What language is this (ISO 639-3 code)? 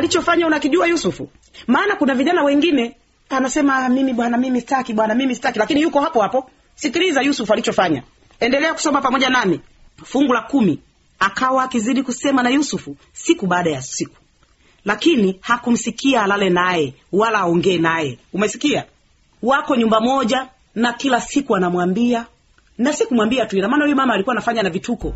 swa